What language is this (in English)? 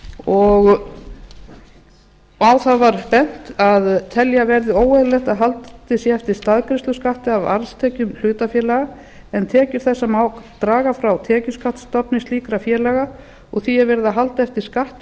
Icelandic